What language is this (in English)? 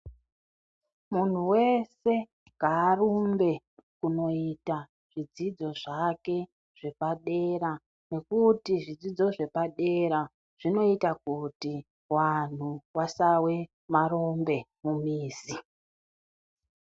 Ndau